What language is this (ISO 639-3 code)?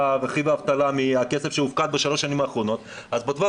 heb